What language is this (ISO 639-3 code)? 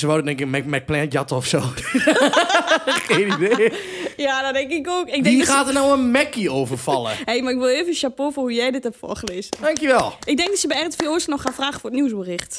nld